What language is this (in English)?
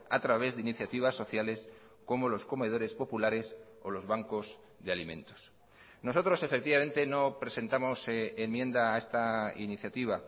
Spanish